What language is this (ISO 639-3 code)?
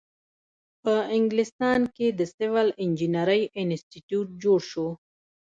pus